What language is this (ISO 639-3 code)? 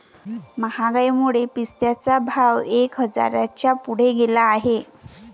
mar